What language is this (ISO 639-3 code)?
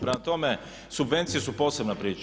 hrv